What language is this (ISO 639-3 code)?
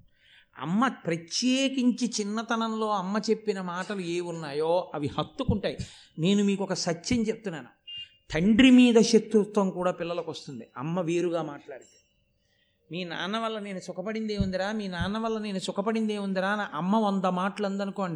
tel